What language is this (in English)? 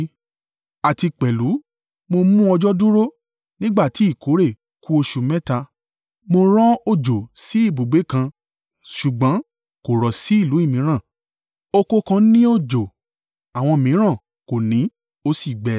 Yoruba